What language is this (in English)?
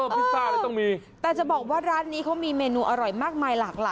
Thai